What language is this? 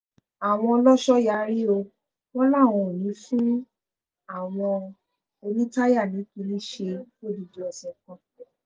Yoruba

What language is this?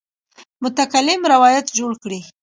Pashto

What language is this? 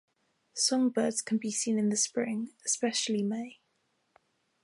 English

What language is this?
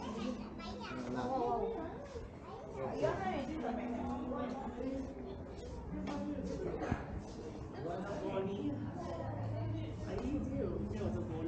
Malay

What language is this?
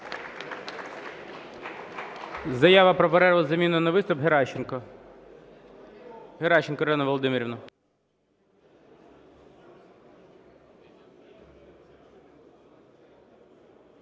Ukrainian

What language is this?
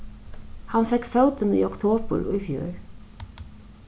Faroese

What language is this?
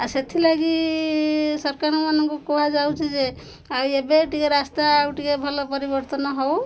Odia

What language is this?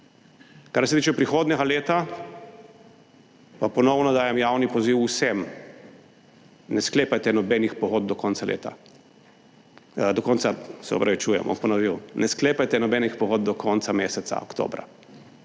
Slovenian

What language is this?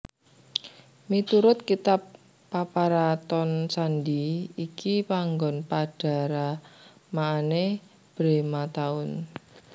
Javanese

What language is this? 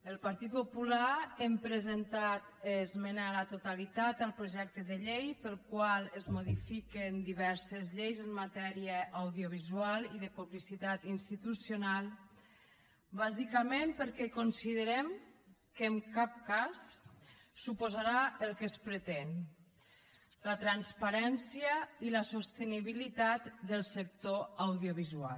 Catalan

